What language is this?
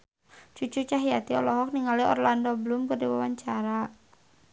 Sundanese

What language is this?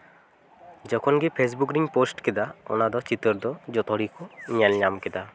Santali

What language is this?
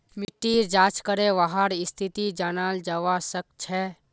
Magahi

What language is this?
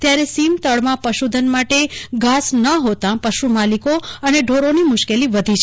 Gujarati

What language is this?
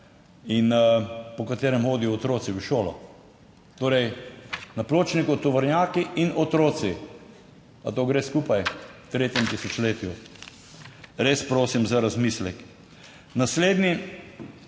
Slovenian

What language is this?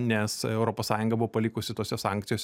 Lithuanian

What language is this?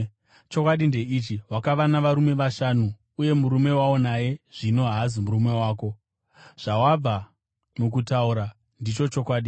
Shona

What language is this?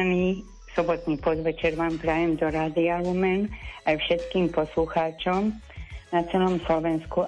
Slovak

